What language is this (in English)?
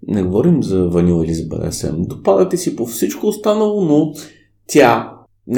Bulgarian